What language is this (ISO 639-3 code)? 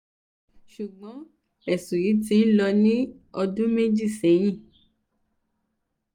yor